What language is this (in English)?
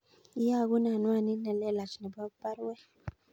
Kalenjin